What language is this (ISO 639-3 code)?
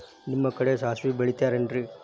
kan